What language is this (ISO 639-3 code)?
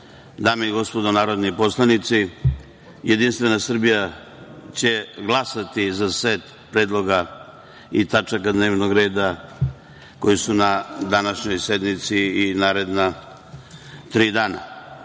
srp